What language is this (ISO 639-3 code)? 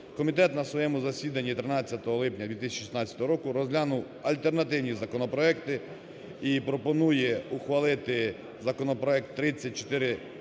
ukr